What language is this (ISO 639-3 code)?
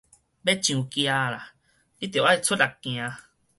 nan